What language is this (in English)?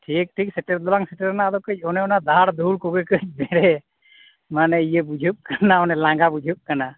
Santali